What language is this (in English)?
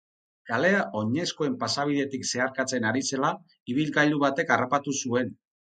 Basque